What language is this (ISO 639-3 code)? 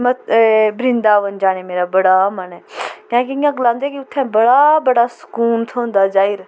doi